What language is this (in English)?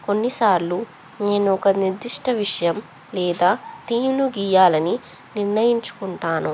Telugu